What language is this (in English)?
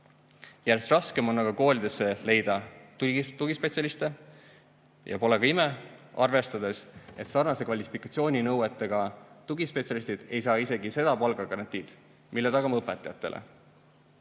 Estonian